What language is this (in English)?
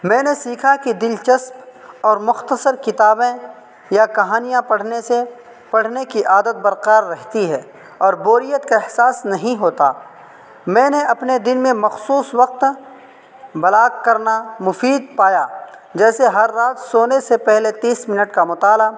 Urdu